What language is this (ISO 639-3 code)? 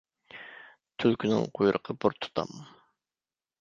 uig